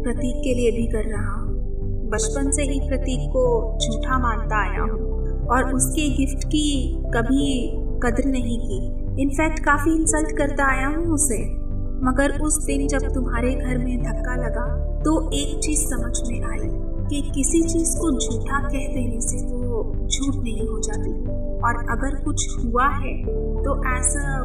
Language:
Hindi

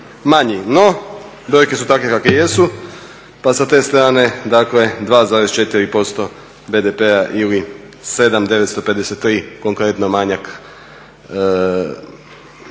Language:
Croatian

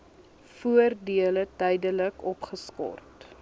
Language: Afrikaans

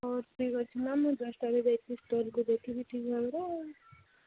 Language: Odia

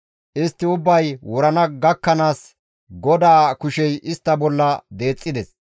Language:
Gamo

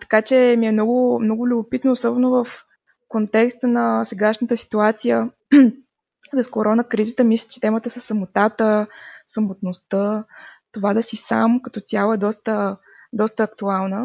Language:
Bulgarian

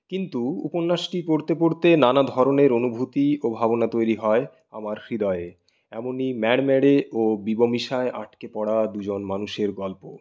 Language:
Bangla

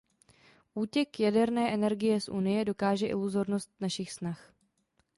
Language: Czech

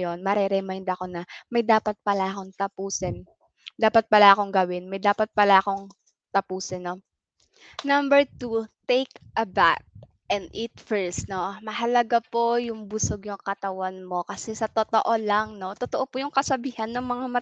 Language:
Filipino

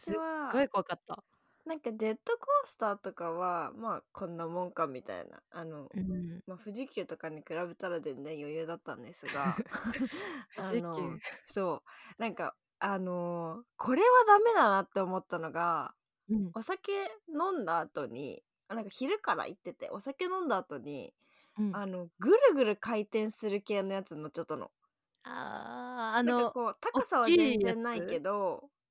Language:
Japanese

